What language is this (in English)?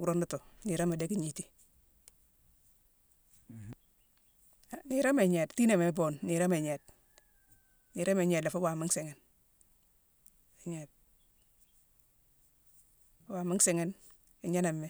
Mansoanka